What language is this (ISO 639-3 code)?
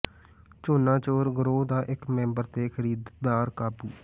pan